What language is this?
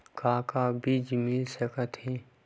Chhattisgarhi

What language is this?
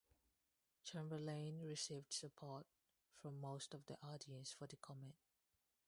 English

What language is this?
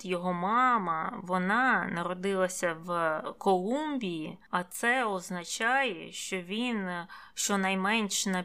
Ukrainian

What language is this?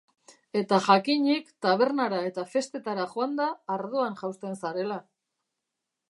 Basque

